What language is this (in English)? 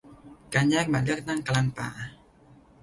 Thai